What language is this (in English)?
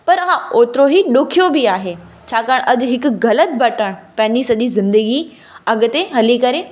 Sindhi